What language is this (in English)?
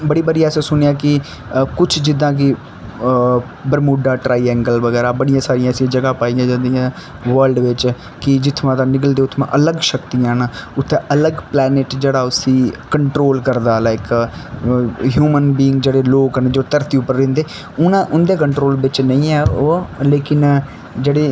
Dogri